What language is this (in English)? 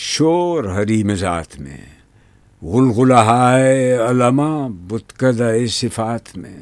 Urdu